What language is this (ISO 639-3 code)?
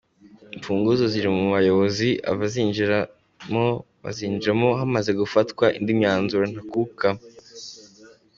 kin